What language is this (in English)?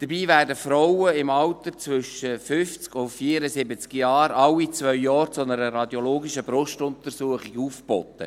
Swiss German